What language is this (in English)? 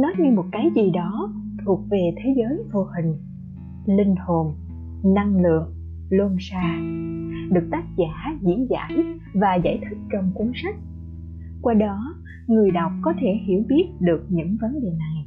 Vietnamese